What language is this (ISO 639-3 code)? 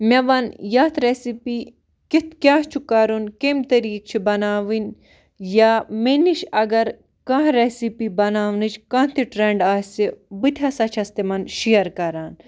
kas